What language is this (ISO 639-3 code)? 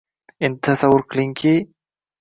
uzb